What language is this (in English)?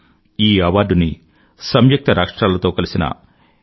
Telugu